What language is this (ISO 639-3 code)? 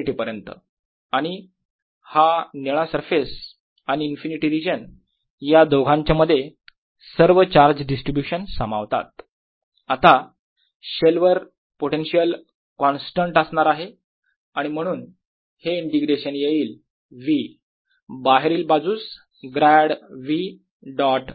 mar